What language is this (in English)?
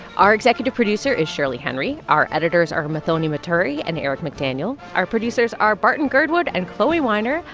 English